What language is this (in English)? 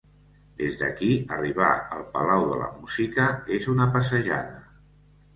Catalan